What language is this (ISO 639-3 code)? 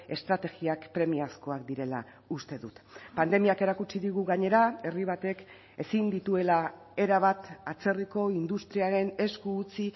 eus